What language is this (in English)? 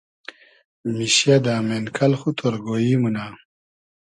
Hazaragi